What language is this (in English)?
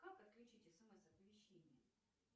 Russian